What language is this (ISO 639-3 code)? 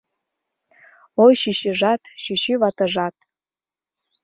chm